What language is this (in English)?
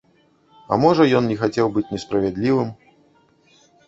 Belarusian